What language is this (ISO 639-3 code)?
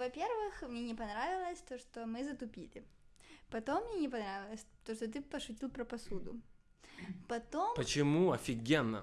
rus